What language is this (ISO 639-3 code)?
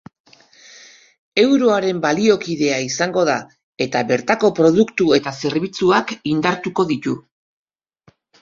eus